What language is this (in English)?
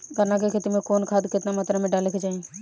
Bhojpuri